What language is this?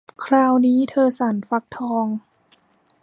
Thai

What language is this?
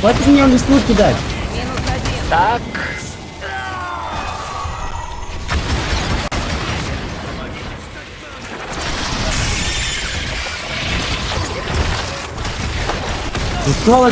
Russian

